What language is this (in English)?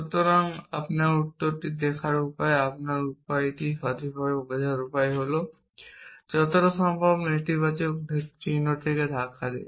Bangla